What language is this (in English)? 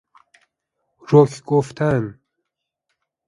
Persian